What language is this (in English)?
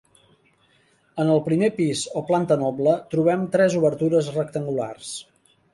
Catalan